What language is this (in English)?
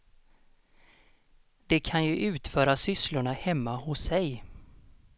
Swedish